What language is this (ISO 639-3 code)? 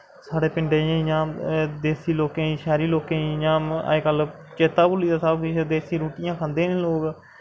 doi